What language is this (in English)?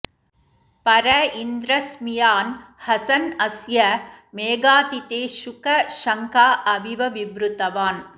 Sanskrit